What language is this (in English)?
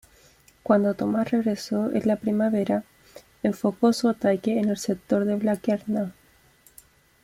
Spanish